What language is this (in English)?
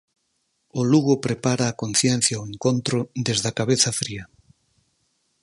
Galician